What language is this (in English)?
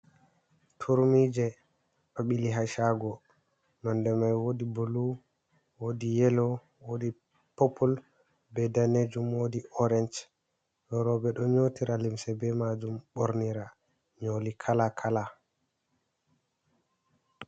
Fula